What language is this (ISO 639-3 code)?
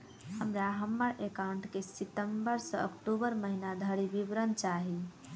mai